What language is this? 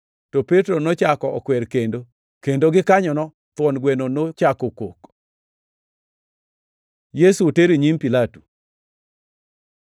Luo (Kenya and Tanzania)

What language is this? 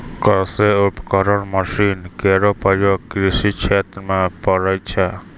Maithili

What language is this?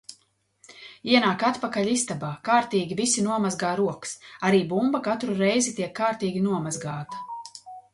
Latvian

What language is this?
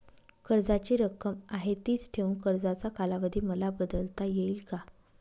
Marathi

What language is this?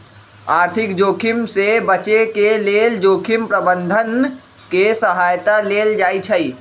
Magahi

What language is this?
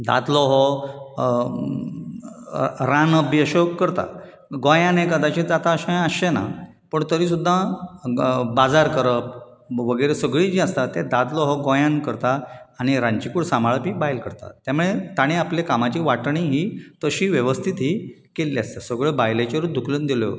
Konkani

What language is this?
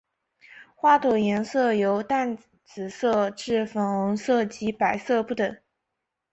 Chinese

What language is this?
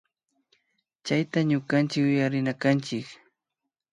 Imbabura Highland Quichua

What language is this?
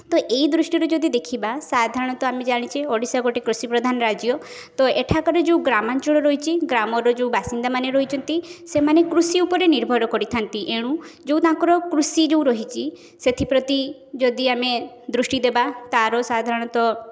Odia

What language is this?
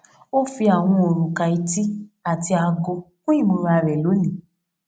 Yoruba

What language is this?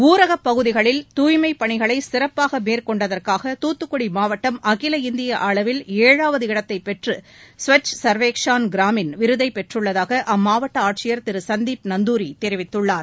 Tamil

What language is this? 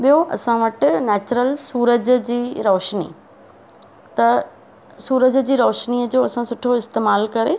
Sindhi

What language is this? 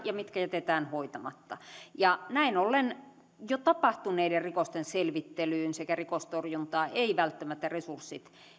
Finnish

